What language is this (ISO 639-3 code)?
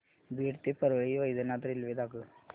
mar